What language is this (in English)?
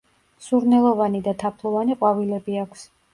Georgian